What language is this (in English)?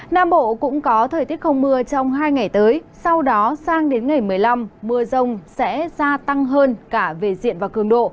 Vietnamese